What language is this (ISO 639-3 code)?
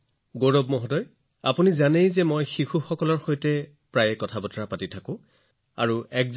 asm